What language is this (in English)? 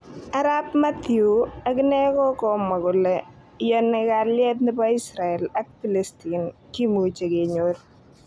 Kalenjin